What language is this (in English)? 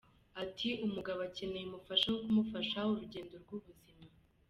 Kinyarwanda